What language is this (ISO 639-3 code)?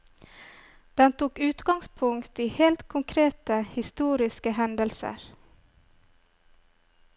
nor